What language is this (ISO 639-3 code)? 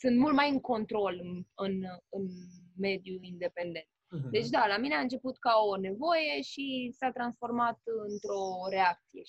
ron